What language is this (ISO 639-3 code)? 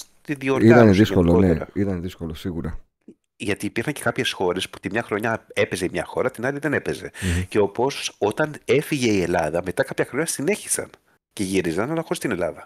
ell